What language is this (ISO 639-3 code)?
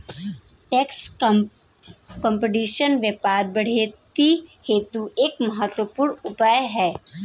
hin